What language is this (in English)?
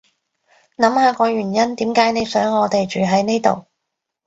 Cantonese